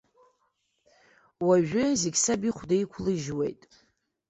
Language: Abkhazian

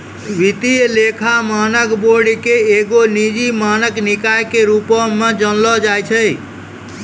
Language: Maithili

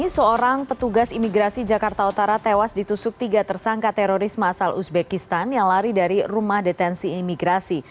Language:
Indonesian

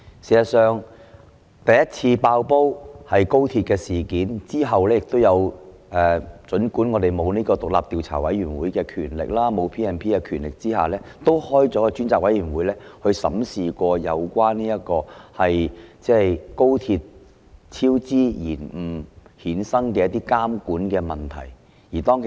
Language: Cantonese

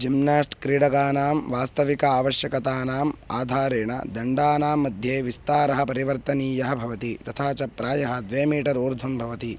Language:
Sanskrit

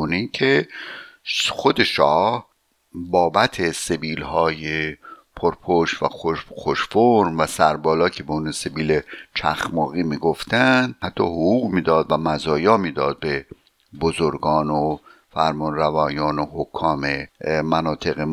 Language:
Persian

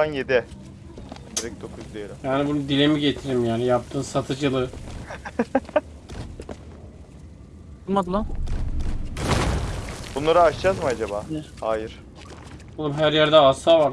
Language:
Turkish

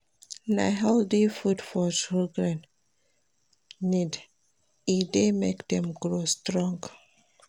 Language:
Nigerian Pidgin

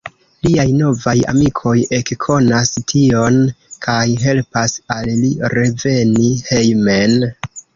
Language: Esperanto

